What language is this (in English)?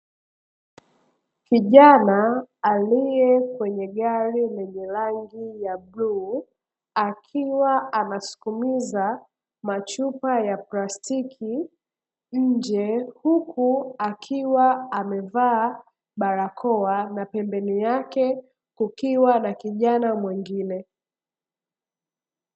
Swahili